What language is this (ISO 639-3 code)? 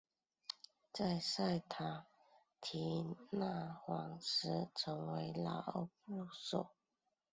zho